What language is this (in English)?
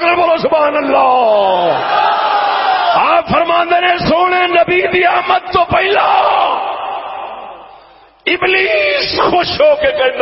Urdu